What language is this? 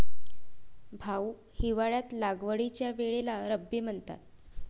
Marathi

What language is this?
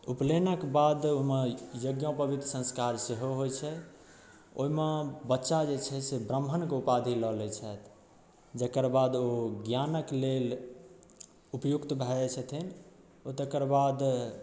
Maithili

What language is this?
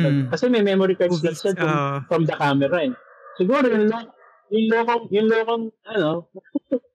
Filipino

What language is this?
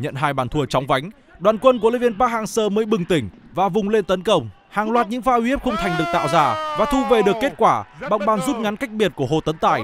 Vietnamese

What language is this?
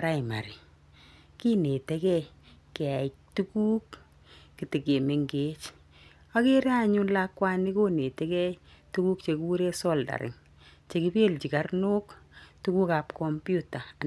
Kalenjin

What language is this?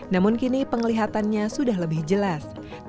Indonesian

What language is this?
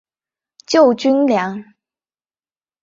Chinese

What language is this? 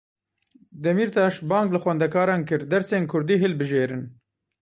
Kurdish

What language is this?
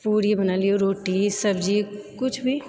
Maithili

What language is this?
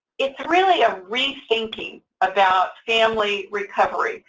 English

